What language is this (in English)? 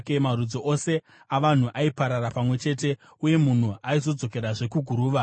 Shona